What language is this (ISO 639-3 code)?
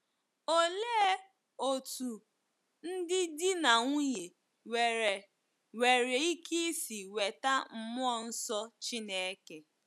ibo